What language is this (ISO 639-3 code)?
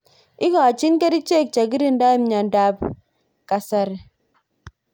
kln